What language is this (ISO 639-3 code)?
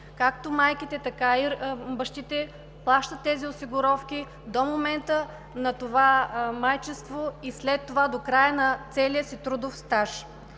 bul